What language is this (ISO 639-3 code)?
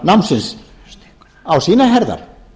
isl